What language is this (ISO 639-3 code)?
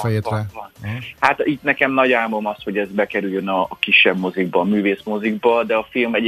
hun